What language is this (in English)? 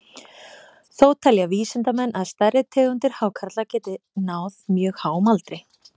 Icelandic